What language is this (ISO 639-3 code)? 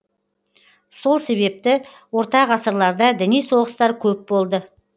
kaz